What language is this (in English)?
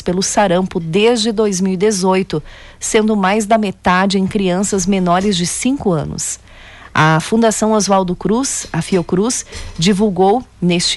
Portuguese